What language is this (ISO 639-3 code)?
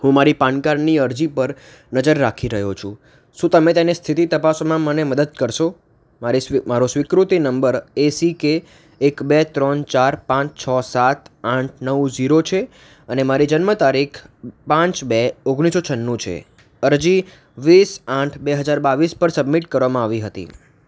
guj